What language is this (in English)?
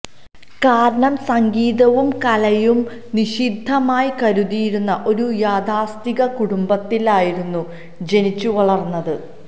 Malayalam